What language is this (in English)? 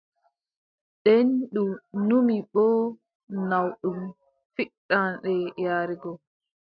Adamawa Fulfulde